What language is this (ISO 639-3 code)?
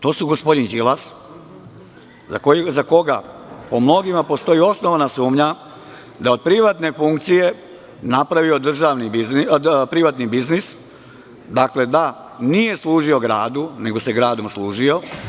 srp